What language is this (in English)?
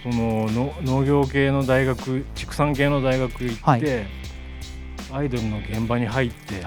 Japanese